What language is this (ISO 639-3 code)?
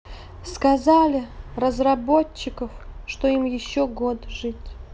rus